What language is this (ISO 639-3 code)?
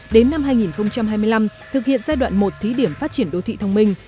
vie